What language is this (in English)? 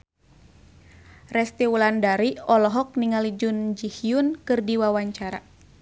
Sundanese